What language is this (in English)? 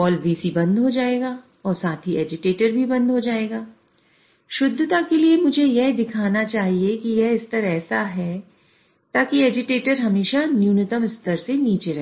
Hindi